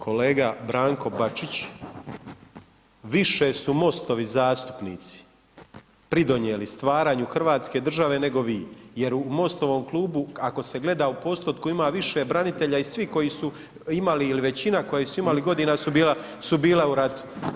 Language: Croatian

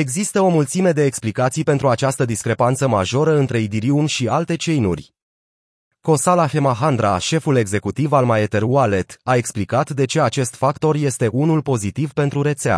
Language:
Romanian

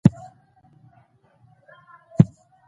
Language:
Pashto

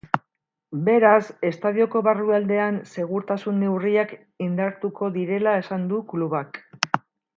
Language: Basque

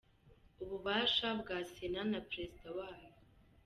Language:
Kinyarwanda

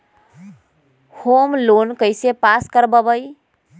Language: Magahi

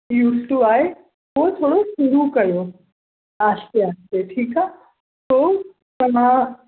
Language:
Sindhi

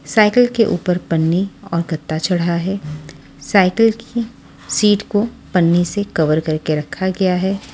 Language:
Hindi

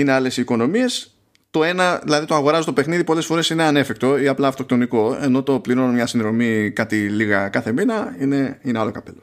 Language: Greek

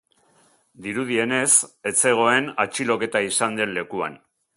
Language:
Basque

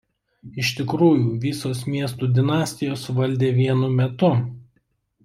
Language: Lithuanian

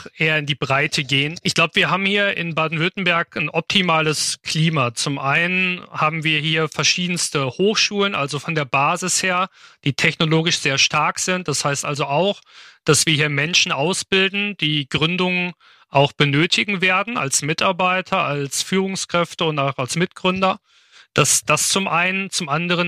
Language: German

